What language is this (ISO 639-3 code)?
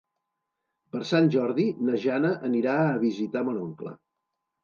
cat